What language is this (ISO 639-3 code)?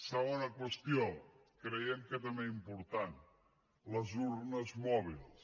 cat